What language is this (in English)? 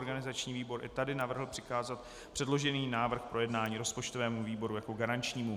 Czech